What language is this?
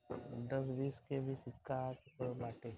Bhojpuri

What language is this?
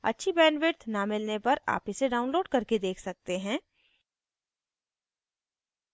Hindi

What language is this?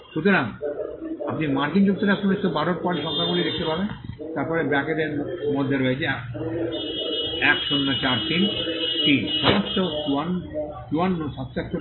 Bangla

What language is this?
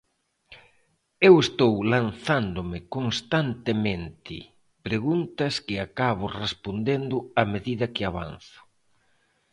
Galician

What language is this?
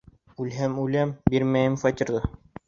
Bashkir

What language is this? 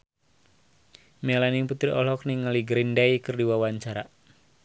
Sundanese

